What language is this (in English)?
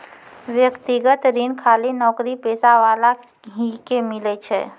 Maithili